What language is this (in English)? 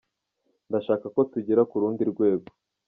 Kinyarwanda